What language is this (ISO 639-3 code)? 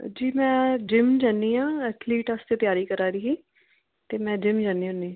doi